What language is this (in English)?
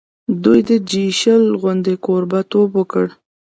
Pashto